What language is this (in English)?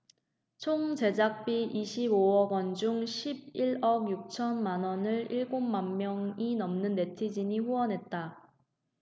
Korean